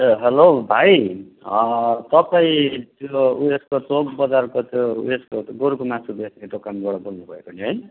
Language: Nepali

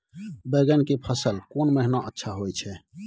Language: Maithili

